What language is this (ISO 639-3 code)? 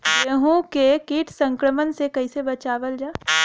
bho